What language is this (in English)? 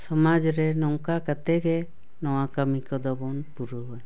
Santali